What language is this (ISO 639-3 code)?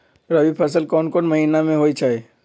mag